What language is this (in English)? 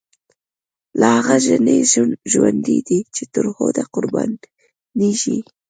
Pashto